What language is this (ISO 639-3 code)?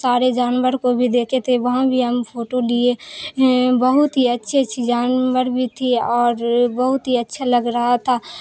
urd